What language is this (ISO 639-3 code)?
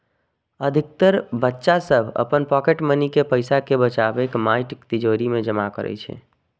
mai